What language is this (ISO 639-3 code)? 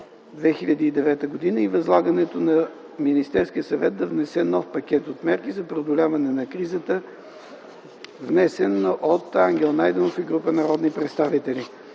bul